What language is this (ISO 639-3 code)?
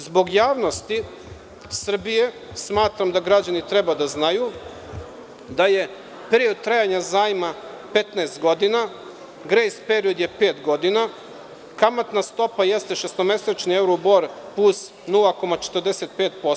srp